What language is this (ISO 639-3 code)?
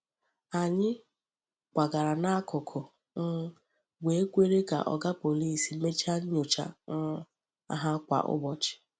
ibo